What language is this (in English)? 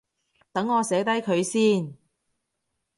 Cantonese